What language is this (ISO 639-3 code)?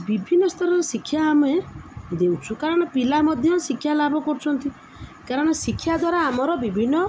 ori